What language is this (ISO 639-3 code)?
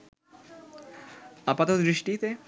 ben